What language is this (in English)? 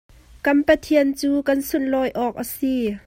Hakha Chin